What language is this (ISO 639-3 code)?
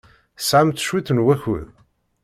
kab